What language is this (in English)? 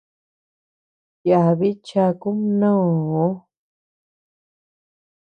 Tepeuxila Cuicatec